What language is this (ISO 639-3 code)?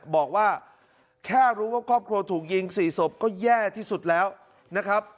tha